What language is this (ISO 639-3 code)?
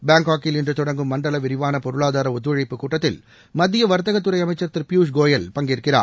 tam